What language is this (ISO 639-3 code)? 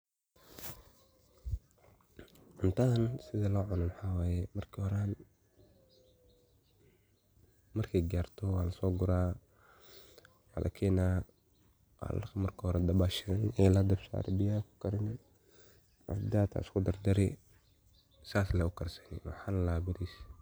som